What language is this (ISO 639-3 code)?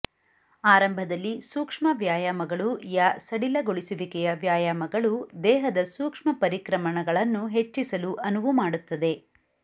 kan